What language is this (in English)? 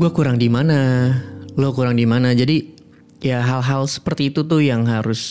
Indonesian